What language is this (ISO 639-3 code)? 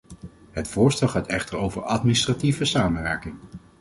nld